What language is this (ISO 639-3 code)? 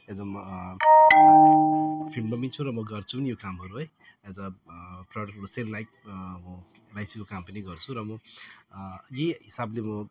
nep